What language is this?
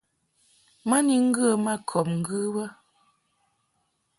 Mungaka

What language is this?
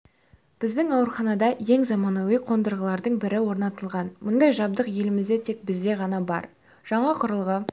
Kazakh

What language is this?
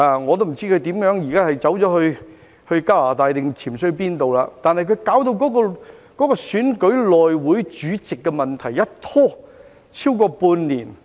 Cantonese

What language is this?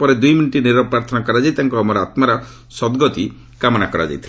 Odia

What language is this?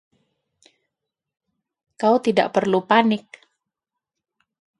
Indonesian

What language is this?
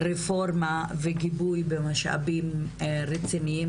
Hebrew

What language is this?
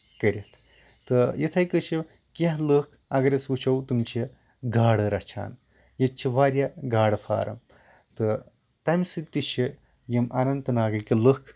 Kashmiri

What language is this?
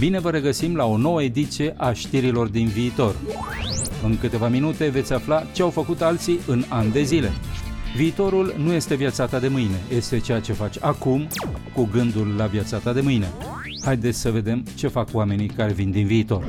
Romanian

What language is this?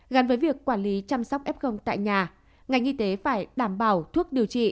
Vietnamese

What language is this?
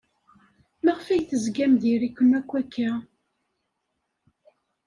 Kabyle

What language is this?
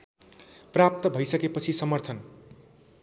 Nepali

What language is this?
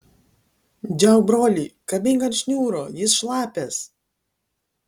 Lithuanian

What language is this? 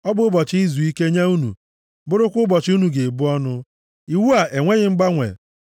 Igbo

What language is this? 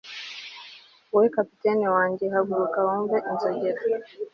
Kinyarwanda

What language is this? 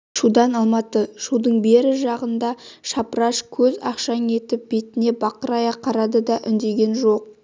Kazakh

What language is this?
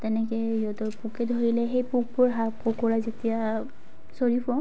Assamese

